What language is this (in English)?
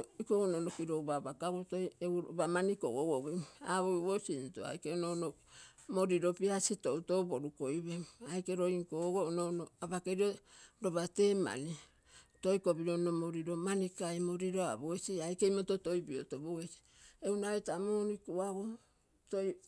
Terei